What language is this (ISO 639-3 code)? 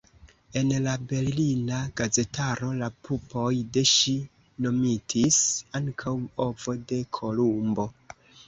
epo